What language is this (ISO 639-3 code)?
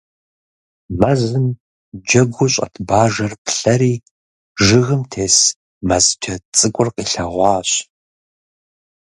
kbd